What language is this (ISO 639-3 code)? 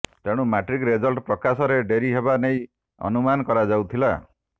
ori